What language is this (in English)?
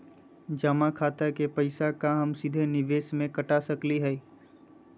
Magahi